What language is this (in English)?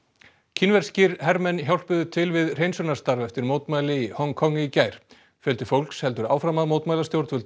Icelandic